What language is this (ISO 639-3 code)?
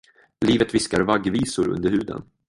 swe